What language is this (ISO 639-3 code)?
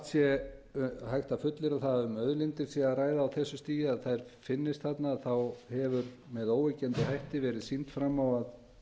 isl